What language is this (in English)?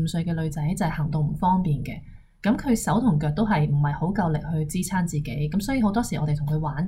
Chinese